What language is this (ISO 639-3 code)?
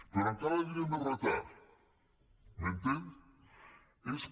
cat